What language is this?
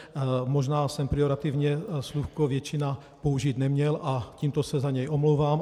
Czech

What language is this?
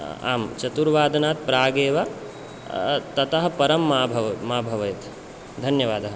Sanskrit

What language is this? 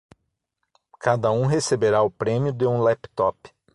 Portuguese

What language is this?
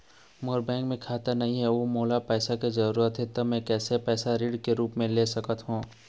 Chhattisgarhi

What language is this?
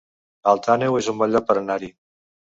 Catalan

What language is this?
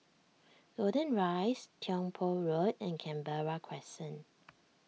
English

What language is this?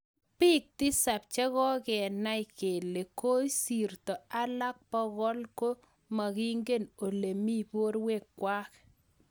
Kalenjin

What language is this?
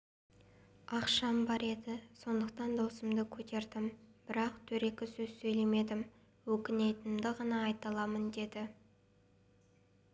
Kazakh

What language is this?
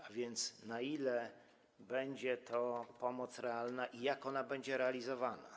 Polish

